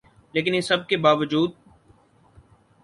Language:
Urdu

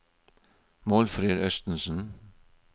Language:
Norwegian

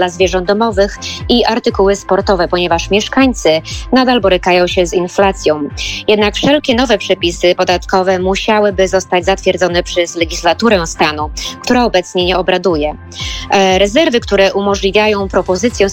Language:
Polish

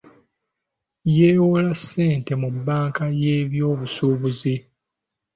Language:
Ganda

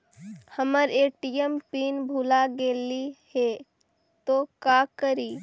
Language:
Magahi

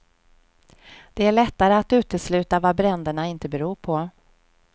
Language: Swedish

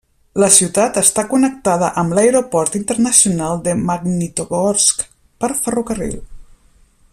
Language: Catalan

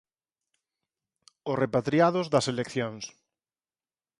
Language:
Galician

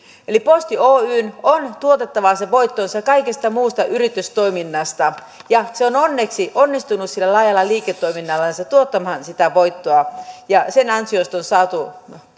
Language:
Finnish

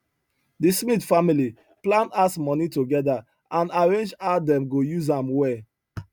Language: Nigerian Pidgin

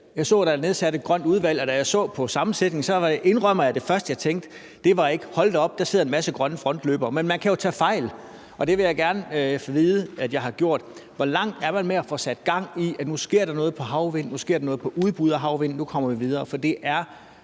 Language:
Danish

